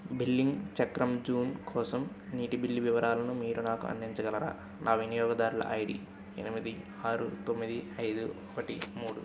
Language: Telugu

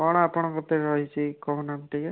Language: Odia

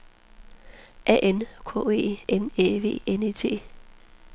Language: Danish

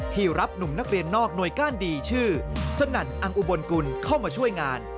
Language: Thai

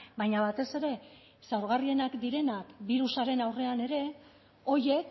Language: Basque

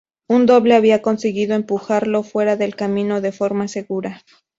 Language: Spanish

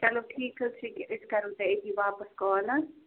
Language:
Kashmiri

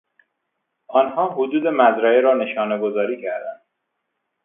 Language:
Persian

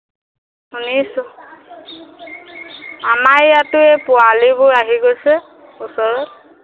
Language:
Assamese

